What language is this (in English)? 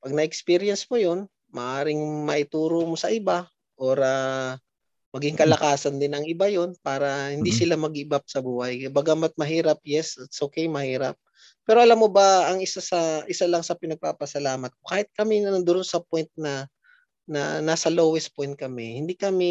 Filipino